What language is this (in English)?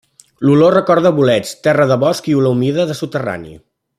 Catalan